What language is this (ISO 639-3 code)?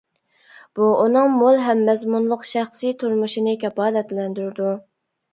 uig